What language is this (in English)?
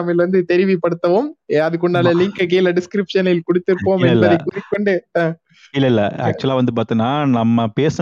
Tamil